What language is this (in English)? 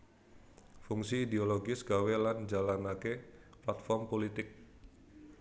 Javanese